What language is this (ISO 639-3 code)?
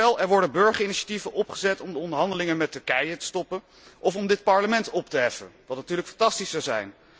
nld